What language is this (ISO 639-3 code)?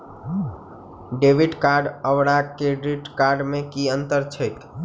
mai